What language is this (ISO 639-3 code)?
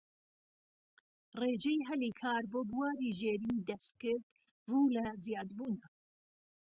ckb